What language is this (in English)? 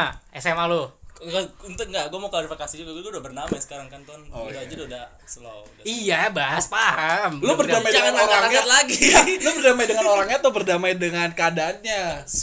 Indonesian